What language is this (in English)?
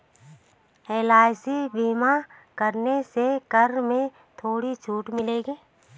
Hindi